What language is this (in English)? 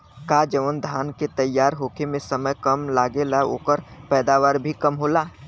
Bhojpuri